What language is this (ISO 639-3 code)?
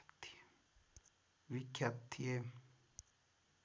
nep